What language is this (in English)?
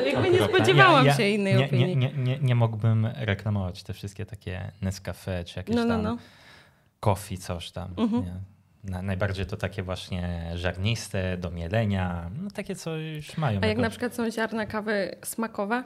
Polish